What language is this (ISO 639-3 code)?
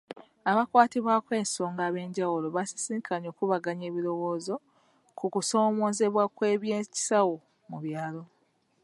lug